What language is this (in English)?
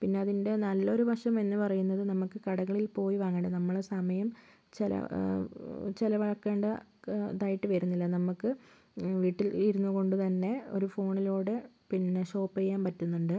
Malayalam